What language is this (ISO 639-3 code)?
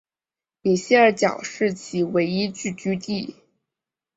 zho